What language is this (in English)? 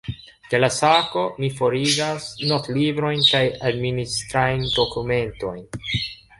Esperanto